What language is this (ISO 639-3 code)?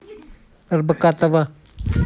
rus